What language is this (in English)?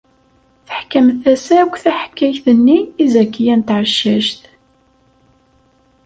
Kabyle